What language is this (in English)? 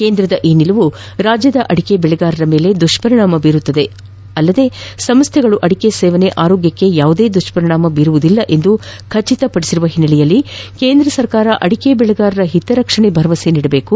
Kannada